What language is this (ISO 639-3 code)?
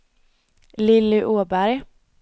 swe